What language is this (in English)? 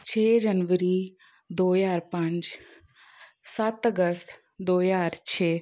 Punjabi